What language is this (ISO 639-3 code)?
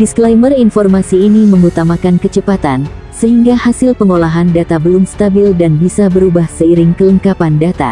ind